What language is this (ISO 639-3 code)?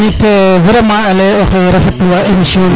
srr